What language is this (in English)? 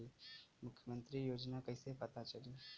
Bhojpuri